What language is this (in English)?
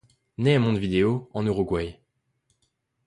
French